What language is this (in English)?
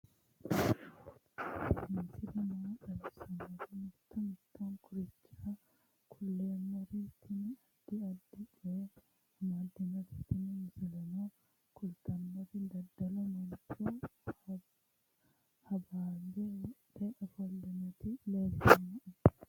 Sidamo